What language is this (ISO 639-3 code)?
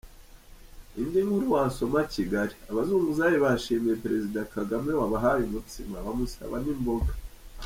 kin